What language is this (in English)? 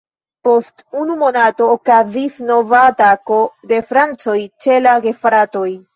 Esperanto